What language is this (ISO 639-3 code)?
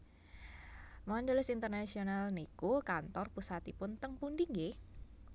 jav